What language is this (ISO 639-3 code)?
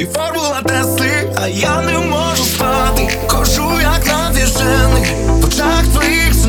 ukr